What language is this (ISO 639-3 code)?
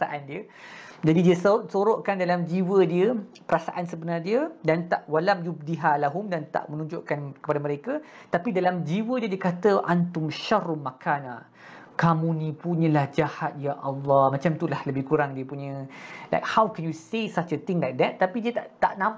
msa